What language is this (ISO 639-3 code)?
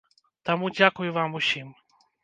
bel